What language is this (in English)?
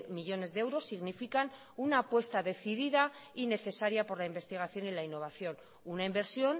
Spanish